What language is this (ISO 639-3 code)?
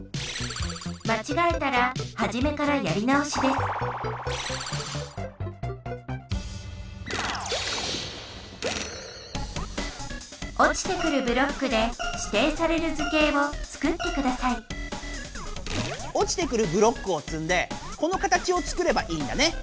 jpn